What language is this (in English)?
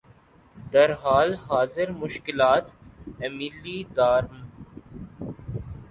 Urdu